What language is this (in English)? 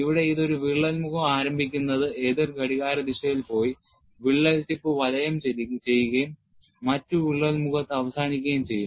Malayalam